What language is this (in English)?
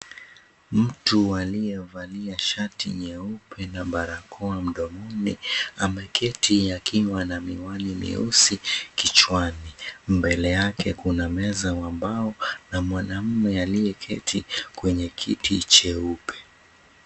Swahili